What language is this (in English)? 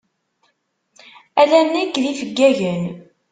Kabyle